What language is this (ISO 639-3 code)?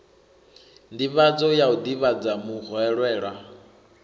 ven